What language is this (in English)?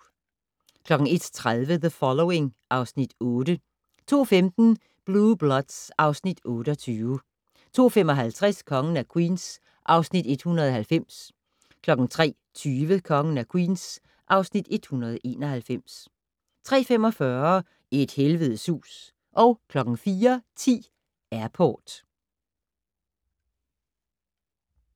Danish